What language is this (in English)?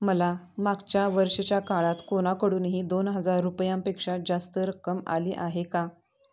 Marathi